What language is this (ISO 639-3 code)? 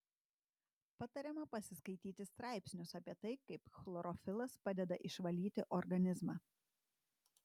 lit